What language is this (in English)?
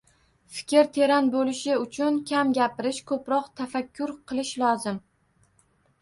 Uzbek